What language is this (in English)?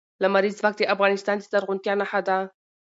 Pashto